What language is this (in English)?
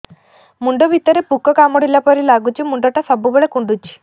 Odia